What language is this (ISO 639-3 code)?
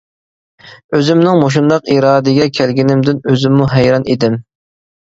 uig